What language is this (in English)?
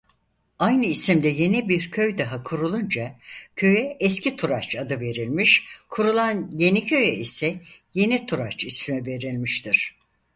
Turkish